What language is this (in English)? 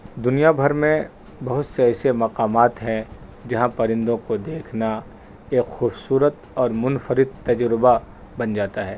Urdu